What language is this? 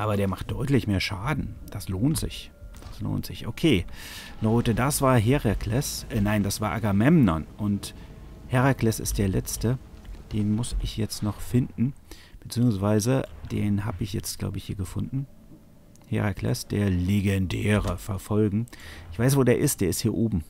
German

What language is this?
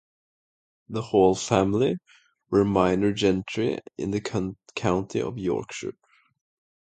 English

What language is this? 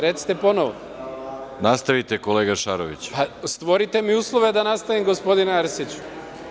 Serbian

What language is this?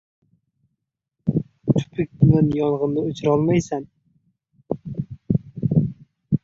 Uzbek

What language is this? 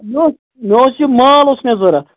Kashmiri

